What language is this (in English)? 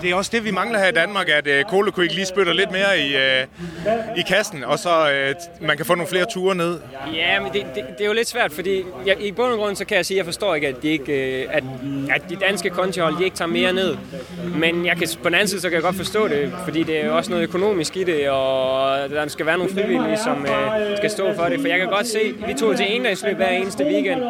Danish